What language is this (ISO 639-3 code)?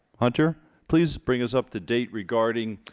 eng